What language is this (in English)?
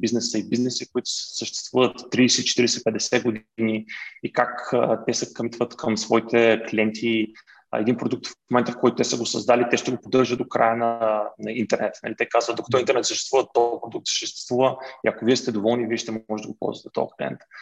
Bulgarian